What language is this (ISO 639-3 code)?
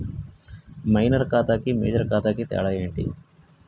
tel